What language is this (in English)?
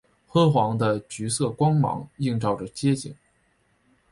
Chinese